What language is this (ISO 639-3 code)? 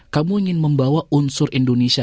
ind